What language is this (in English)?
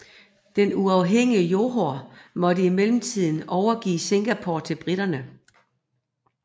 Danish